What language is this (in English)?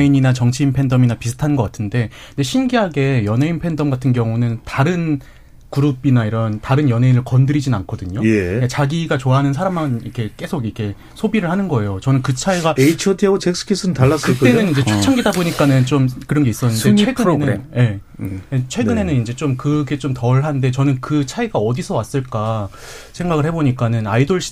Korean